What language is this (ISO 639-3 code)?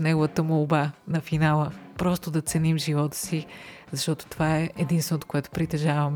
bul